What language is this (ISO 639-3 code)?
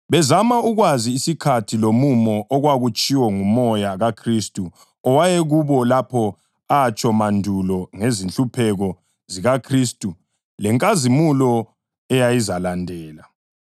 nde